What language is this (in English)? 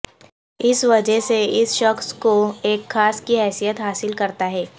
Urdu